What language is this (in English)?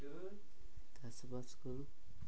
Odia